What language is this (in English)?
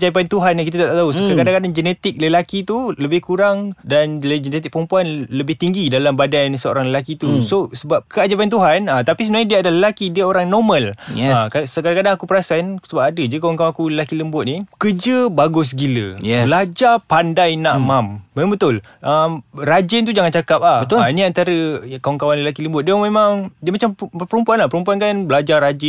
Malay